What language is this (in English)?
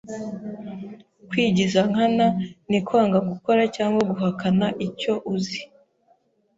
Kinyarwanda